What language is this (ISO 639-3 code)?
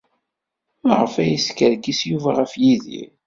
kab